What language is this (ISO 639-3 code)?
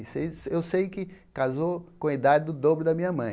por